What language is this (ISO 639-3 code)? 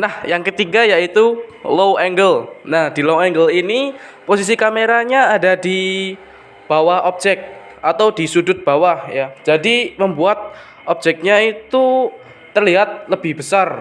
ind